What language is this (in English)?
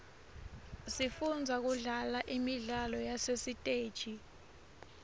Swati